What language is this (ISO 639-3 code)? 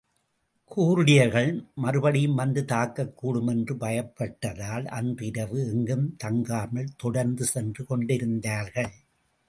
tam